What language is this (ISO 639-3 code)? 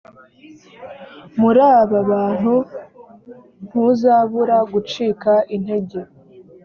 kin